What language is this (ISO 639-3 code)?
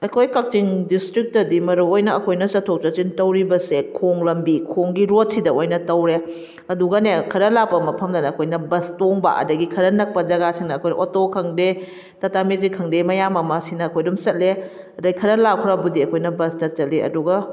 mni